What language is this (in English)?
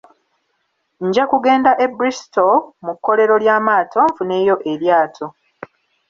Ganda